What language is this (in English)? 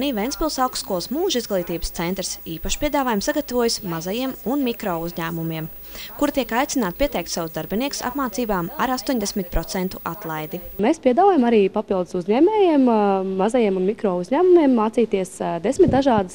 Latvian